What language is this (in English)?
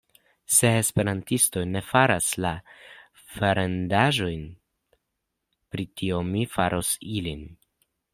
Esperanto